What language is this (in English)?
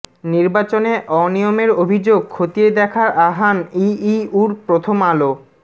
Bangla